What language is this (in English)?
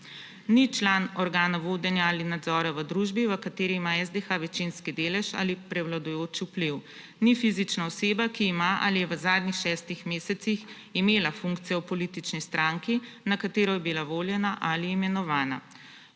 Slovenian